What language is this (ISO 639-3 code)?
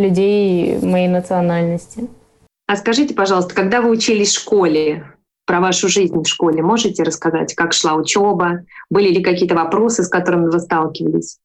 rus